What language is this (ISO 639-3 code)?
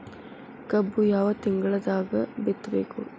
kan